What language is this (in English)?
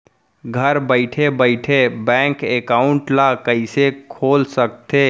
Chhattisgarhi